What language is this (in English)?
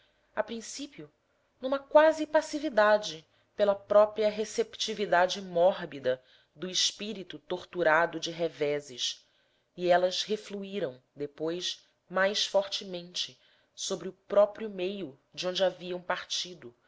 Portuguese